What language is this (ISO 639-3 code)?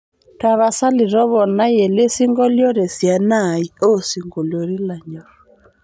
mas